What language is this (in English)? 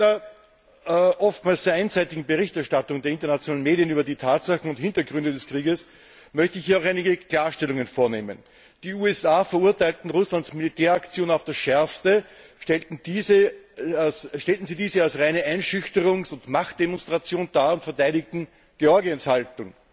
German